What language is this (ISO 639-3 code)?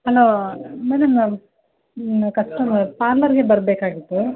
kan